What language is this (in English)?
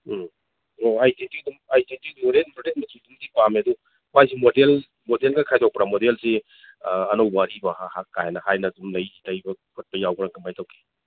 Manipuri